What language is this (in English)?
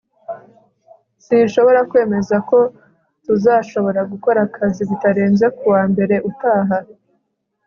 Kinyarwanda